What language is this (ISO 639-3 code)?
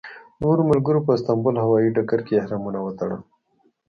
pus